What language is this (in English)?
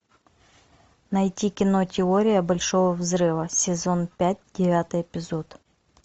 Russian